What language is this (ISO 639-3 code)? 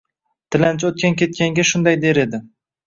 uzb